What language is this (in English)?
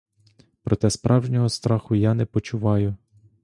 Ukrainian